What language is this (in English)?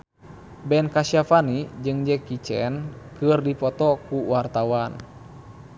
Sundanese